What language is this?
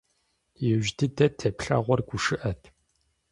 Kabardian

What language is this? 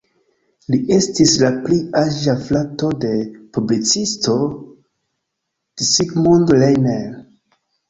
Esperanto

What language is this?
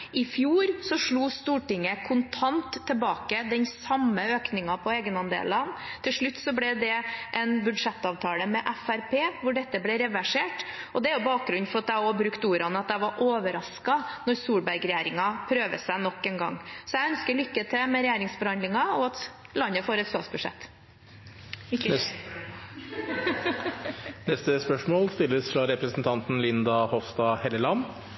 Norwegian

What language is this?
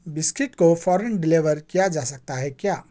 Urdu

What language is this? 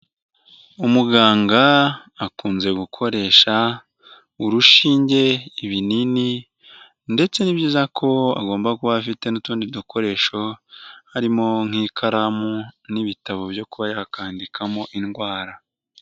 Kinyarwanda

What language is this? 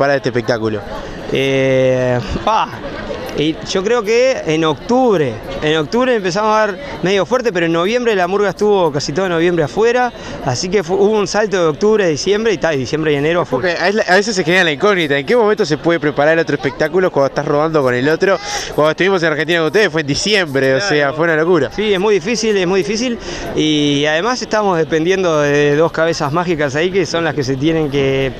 Spanish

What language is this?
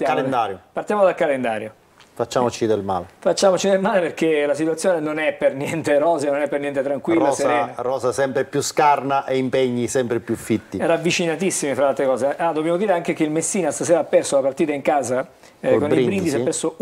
Italian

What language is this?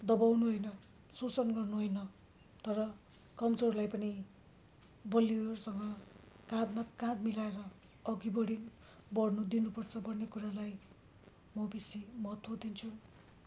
Nepali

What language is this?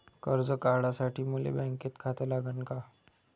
Marathi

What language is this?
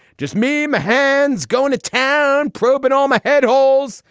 English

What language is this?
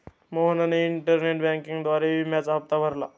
Marathi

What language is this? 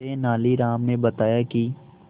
Hindi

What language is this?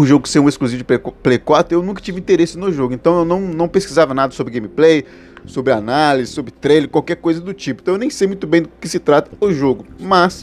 Portuguese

